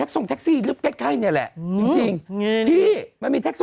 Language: Thai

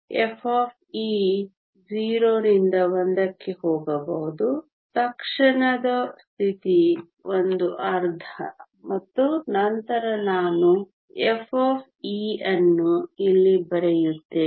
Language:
Kannada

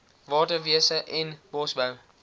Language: Afrikaans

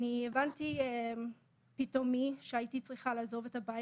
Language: Hebrew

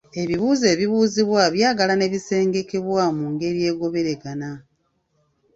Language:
Ganda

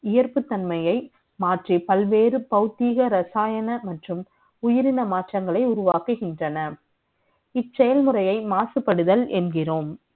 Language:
Tamil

